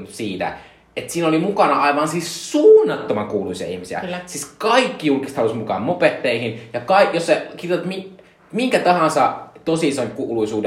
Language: Finnish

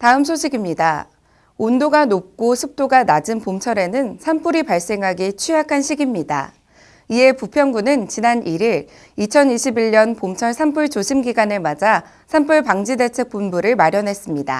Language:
Korean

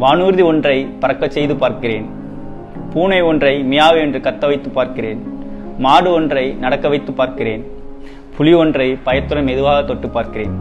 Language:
Thai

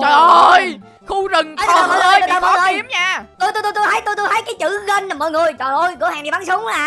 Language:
Vietnamese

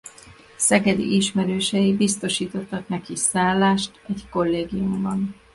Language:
Hungarian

